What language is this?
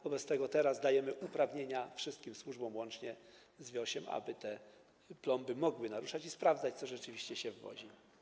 Polish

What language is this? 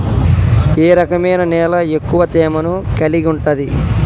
Telugu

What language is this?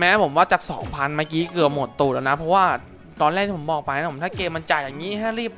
Thai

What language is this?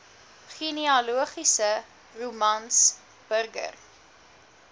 Afrikaans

